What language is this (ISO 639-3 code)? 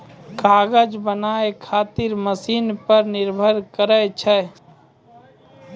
mai